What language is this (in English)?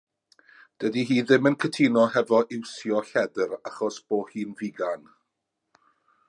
Welsh